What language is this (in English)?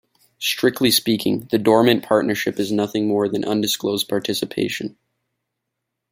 English